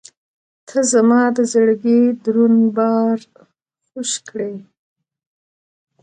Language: Pashto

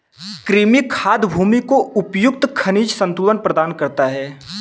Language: Hindi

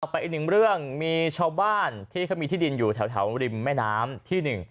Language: Thai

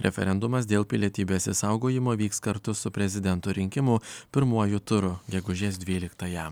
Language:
Lithuanian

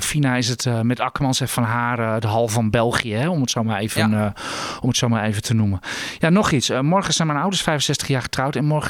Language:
Dutch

